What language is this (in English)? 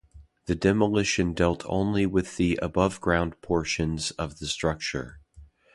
English